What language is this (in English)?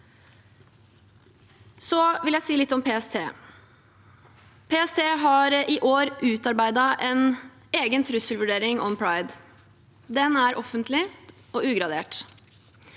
Norwegian